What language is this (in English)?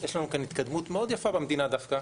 Hebrew